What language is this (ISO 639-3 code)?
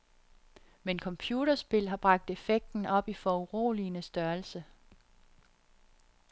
dan